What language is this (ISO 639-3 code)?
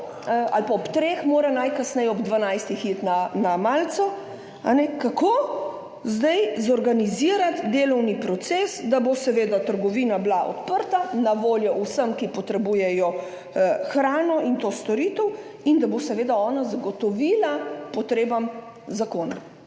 slv